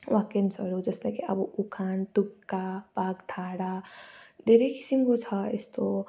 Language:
Nepali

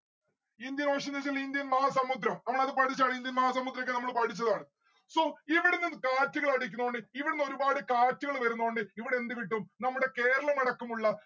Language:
Malayalam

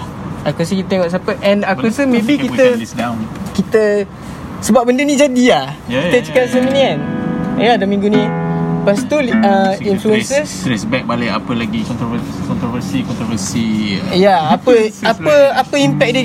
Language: Malay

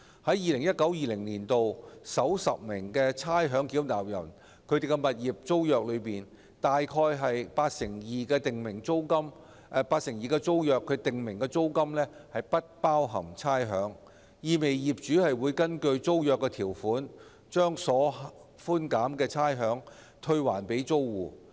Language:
Cantonese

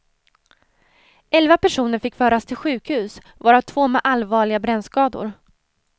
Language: Swedish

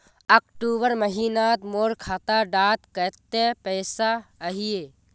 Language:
Magahi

